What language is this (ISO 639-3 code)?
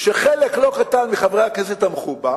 heb